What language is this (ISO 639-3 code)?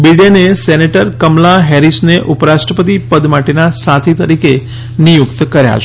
guj